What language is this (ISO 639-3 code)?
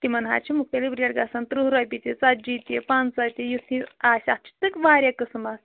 kas